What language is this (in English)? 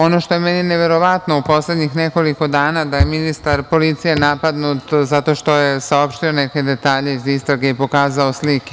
Serbian